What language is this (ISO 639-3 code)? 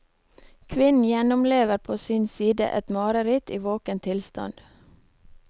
nor